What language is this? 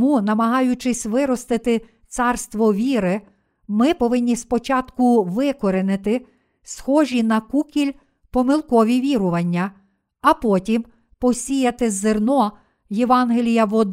Ukrainian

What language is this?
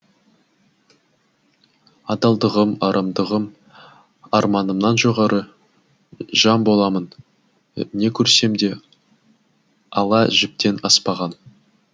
Kazakh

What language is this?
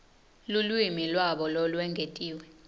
Swati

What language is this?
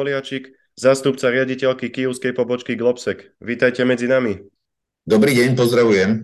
Slovak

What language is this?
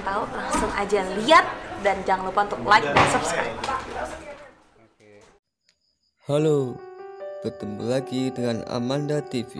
Indonesian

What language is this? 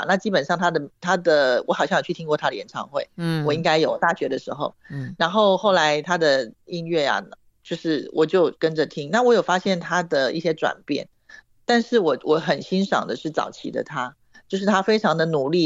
Chinese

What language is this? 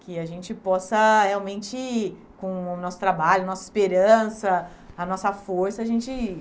Portuguese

